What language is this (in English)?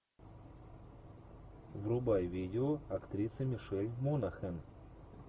Russian